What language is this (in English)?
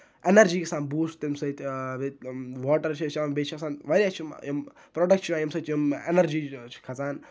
Kashmiri